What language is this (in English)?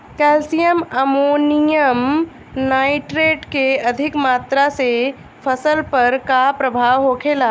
Bhojpuri